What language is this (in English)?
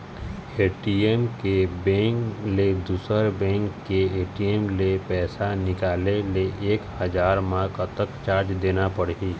Chhattisgarhi